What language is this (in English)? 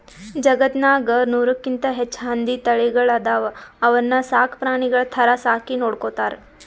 Kannada